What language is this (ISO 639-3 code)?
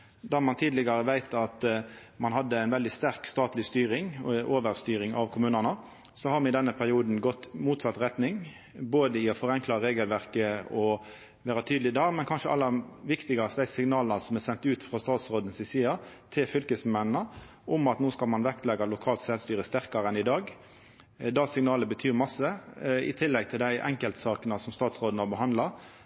nno